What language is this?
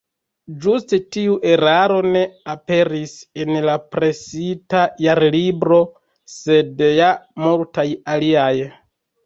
Esperanto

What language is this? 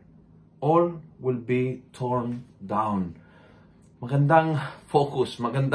Filipino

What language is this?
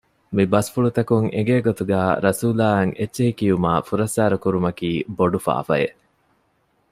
Divehi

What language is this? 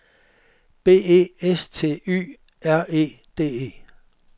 Danish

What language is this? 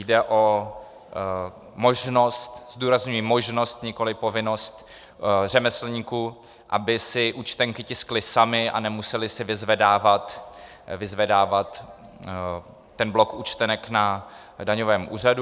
Czech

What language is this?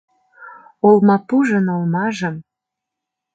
Mari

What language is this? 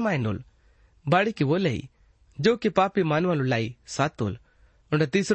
Hindi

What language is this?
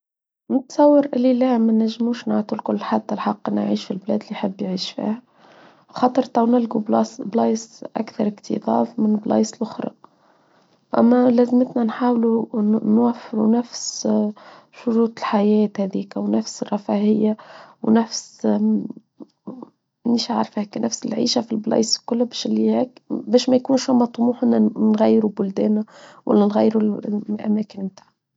Tunisian Arabic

